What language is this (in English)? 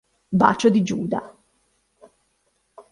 Italian